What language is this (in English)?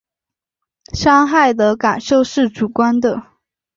Chinese